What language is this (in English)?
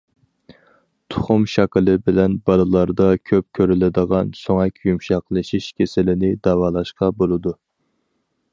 Uyghur